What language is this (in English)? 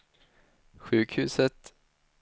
Swedish